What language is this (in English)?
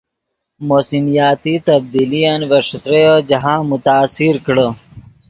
Yidgha